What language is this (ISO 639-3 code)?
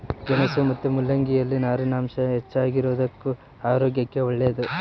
kan